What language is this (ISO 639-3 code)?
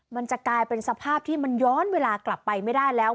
tha